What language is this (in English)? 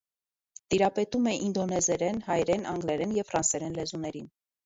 Armenian